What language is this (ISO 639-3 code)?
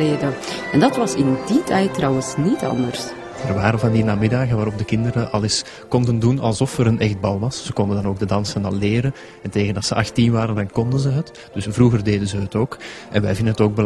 nld